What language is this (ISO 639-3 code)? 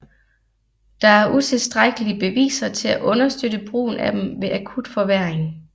dan